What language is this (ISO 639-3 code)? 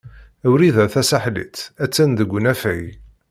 kab